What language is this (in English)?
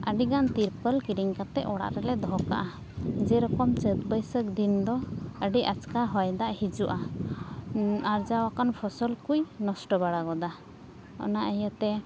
Santali